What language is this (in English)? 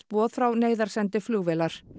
Icelandic